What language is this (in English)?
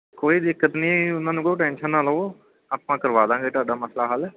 Punjabi